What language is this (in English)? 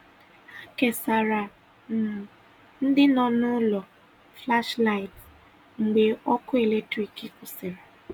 Igbo